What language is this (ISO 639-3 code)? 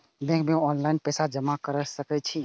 mai